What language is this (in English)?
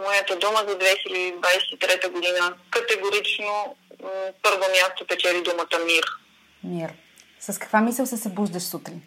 Bulgarian